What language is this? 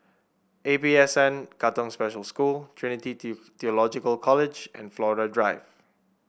English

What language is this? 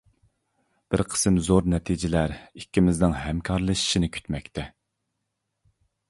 Uyghur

